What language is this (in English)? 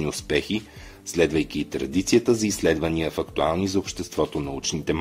Bulgarian